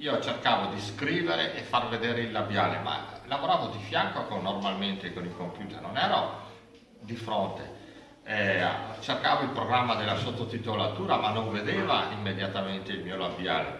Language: Italian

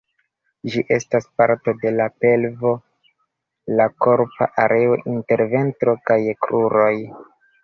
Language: Esperanto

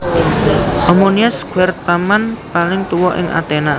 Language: Javanese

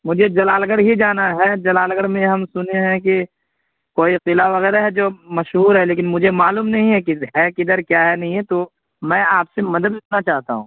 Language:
Urdu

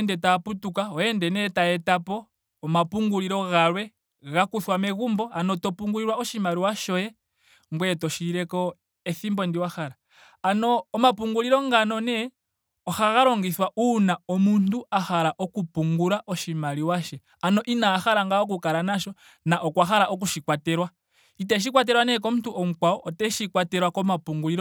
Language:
Ndonga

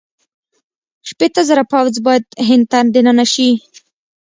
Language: Pashto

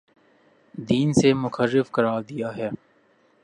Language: Urdu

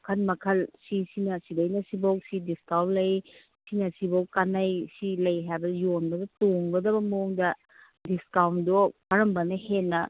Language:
Manipuri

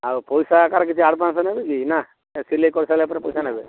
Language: Odia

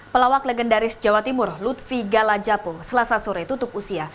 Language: Indonesian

